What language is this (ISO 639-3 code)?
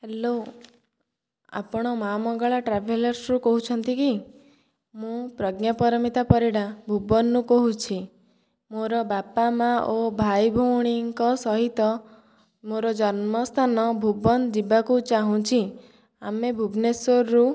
ori